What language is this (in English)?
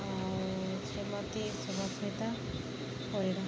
Odia